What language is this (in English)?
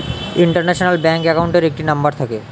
Bangla